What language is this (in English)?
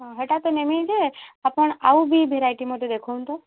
Odia